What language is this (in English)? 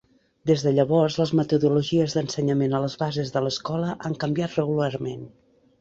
Catalan